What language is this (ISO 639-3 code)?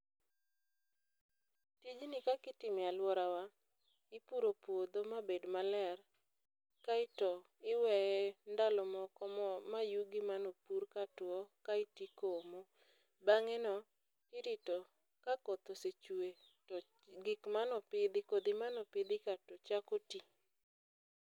luo